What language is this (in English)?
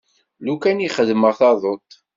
Kabyle